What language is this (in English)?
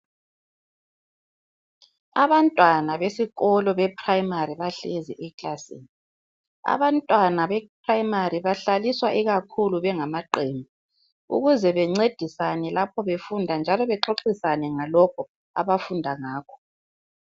North Ndebele